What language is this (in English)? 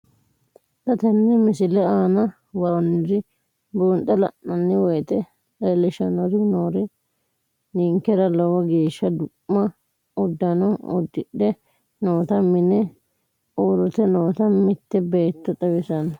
Sidamo